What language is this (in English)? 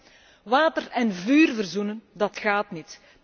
Dutch